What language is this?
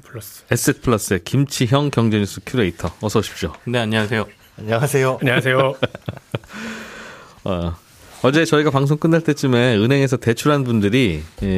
Korean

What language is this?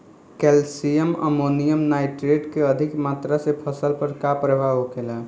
Bhojpuri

